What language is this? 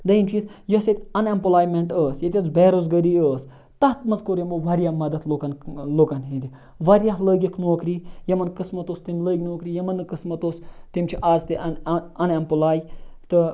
Kashmiri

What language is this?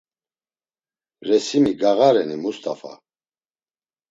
Laz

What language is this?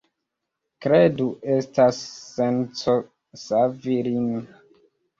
Esperanto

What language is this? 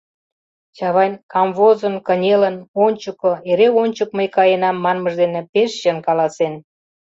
Mari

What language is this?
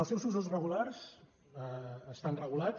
Catalan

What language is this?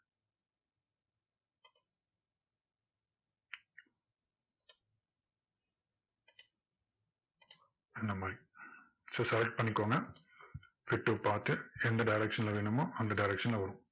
Tamil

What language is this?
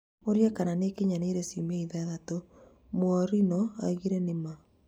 Kikuyu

